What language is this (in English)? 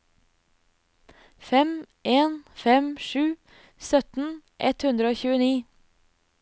Norwegian